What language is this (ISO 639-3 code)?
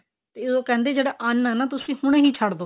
pan